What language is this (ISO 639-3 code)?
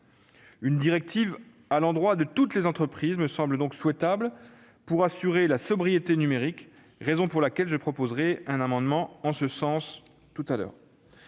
fra